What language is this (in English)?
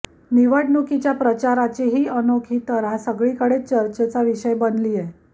Marathi